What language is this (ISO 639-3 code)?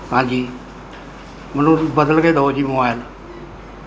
pan